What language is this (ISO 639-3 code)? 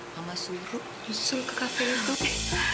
ind